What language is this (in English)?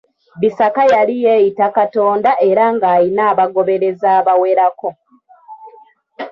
Ganda